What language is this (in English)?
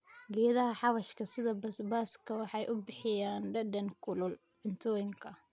Somali